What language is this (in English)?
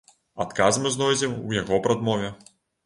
Belarusian